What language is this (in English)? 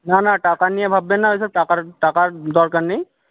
Bangla